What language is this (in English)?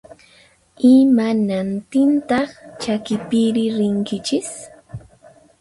Puno Quechua